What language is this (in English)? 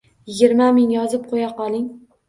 Uzbek